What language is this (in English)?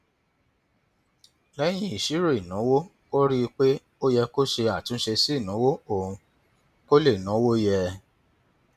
Yoruba